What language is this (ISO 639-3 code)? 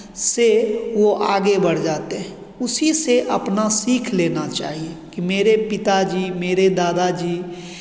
hin